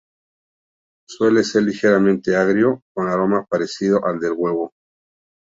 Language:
Spanish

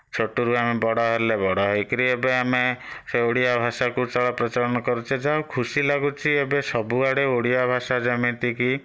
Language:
Odia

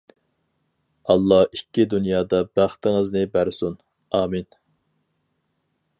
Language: Uyghur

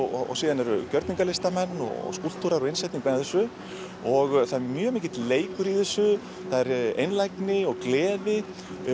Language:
Icelandic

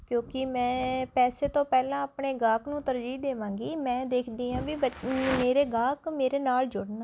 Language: Punjabi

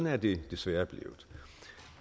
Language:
Danish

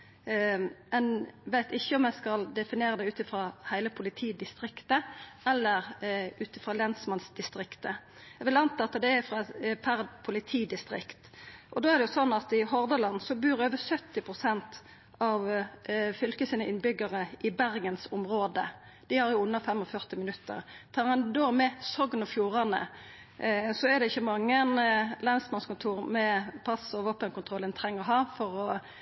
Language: Norwegian Nynorsk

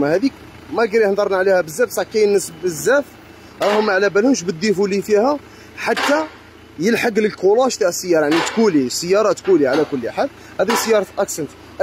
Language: Arabic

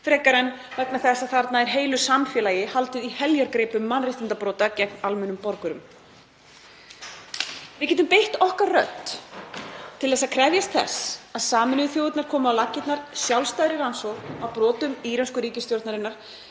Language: Icelandic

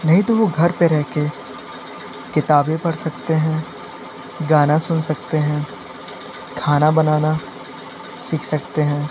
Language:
Hindi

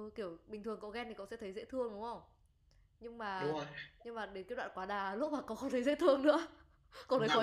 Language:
Vietnamese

